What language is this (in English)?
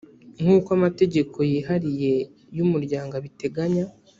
Kinyarwanda